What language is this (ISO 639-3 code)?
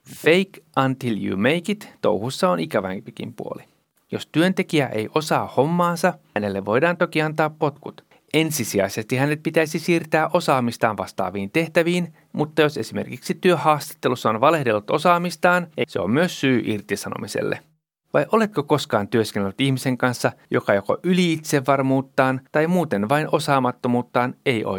fin